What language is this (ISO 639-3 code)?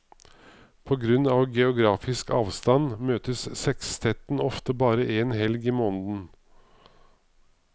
nor